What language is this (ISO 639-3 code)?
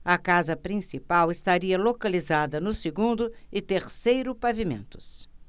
por